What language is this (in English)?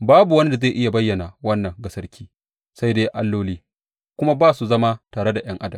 Hausa